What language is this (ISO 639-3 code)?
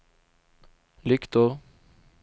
swe